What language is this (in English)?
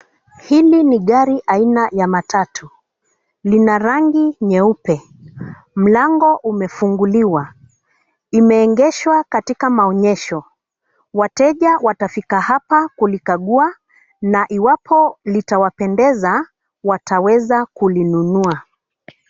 Swahili